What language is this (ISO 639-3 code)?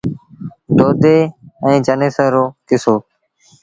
sbn